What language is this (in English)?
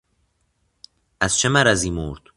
Persian